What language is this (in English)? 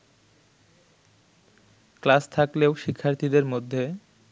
Bangla